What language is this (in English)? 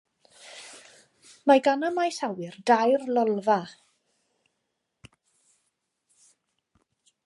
Welsh